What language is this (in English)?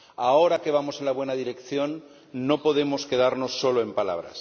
Spanish